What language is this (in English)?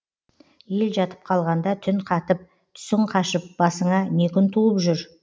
Kazakh